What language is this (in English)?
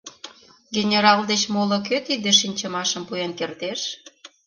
Mari